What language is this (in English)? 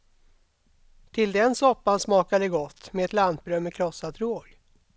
Swedish